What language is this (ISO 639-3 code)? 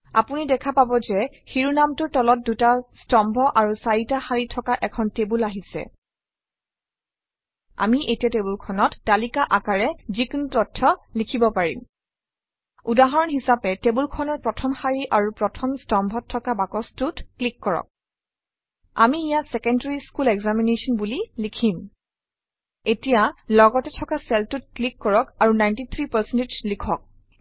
asm